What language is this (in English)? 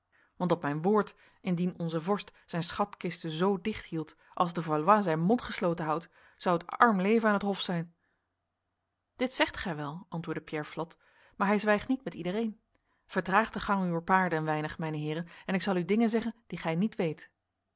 Dutch